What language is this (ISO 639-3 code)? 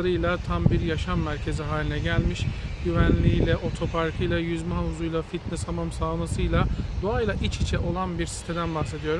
tur